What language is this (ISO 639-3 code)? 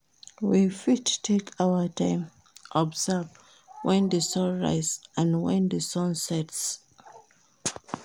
pcm